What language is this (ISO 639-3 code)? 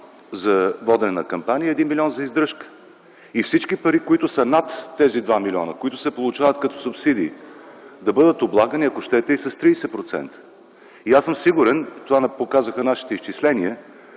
bul